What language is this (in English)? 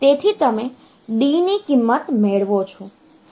Gujarati